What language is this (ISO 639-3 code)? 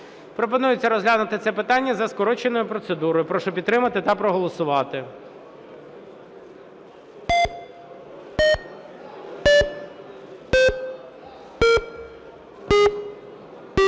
ukr